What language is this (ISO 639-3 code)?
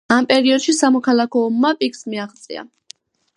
kat